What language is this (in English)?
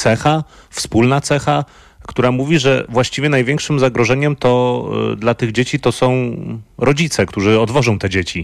Polish